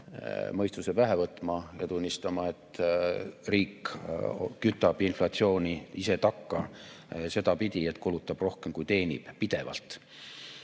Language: Estonian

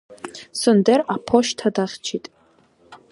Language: Abkhazian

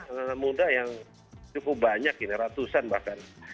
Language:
Indonesian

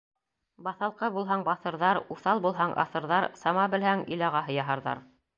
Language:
Bashkir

